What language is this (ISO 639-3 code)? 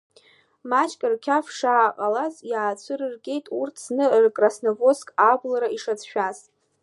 abk